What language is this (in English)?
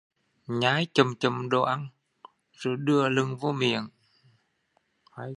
Vietnamese